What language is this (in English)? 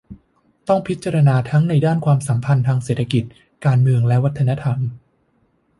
Thai